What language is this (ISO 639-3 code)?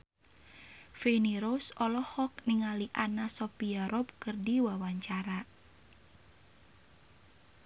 sun